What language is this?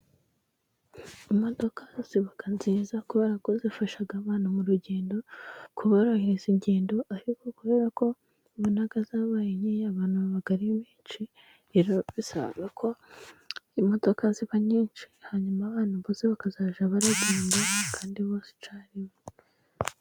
Kinyarwanda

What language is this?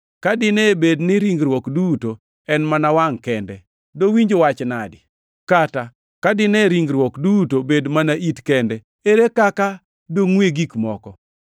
Luo (Kenya and Tanzania)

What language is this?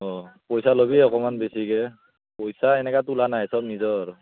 Assamese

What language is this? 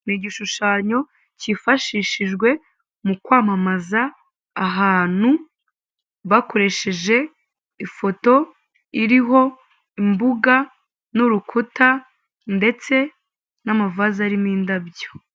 Kinyarwanda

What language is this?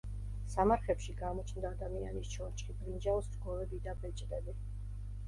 Georgian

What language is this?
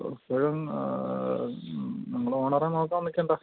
Malayalam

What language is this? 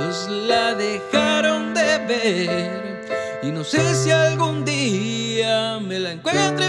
Spanish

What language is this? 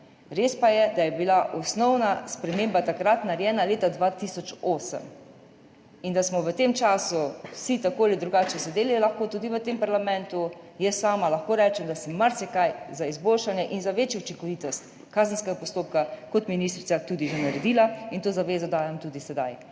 Slovenian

